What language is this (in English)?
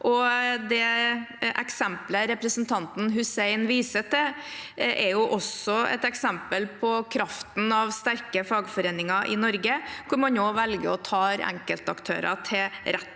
Norwegian